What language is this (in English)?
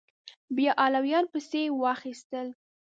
Pashto